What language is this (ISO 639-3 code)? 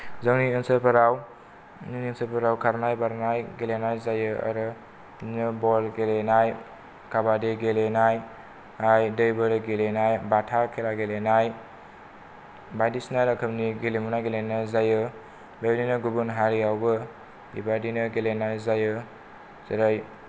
brx